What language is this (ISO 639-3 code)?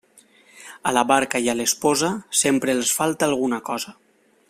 cat